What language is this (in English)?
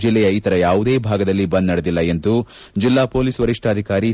Kannada